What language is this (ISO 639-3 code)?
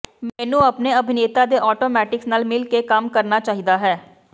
pan